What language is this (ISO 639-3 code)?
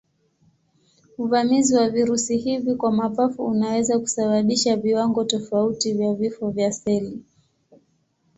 swa